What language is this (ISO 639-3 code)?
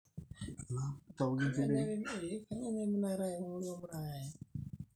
mas